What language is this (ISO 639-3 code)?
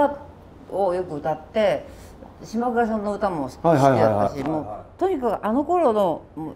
jpn